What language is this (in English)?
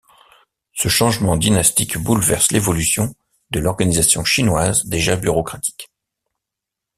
French